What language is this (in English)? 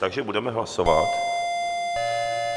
Czech